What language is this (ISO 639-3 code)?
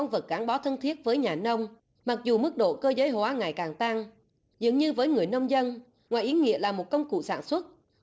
vie